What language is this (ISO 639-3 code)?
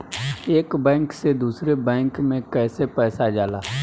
bho